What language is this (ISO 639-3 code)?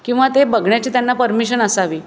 mar